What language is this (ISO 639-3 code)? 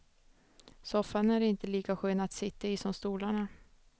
swe